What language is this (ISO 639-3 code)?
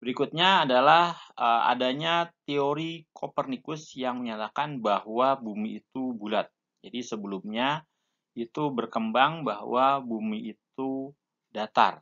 ind